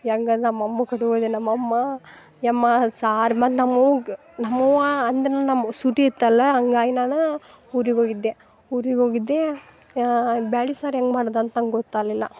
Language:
Kannada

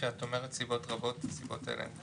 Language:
Hebrew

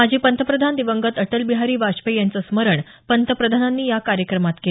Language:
Marathi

